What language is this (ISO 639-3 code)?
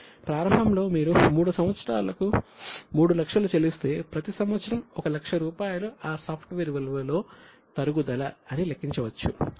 tel